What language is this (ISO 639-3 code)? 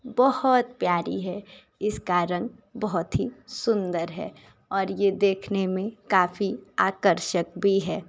hin